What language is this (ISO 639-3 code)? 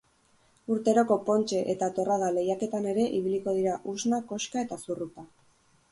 eus